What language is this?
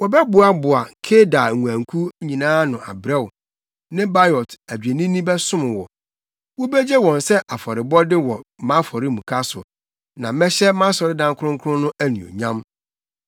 Akan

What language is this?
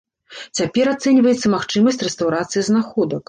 Belarusian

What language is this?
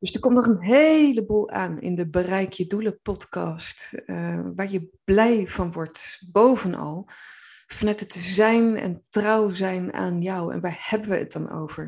Dutch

